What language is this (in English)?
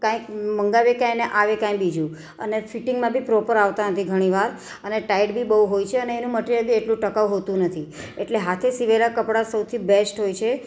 Gujarati